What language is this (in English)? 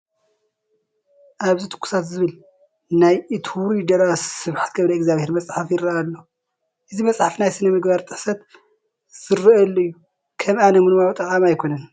Tigrinya